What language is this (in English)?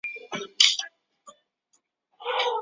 Chinese